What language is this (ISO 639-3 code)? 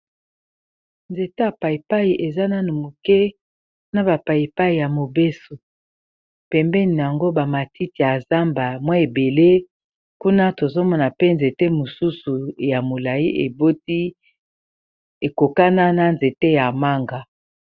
lin